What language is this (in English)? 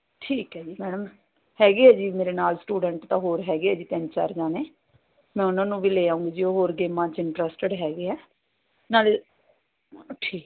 Punjabi